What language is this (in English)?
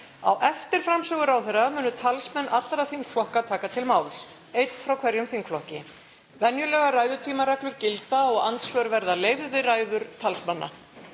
Icelandic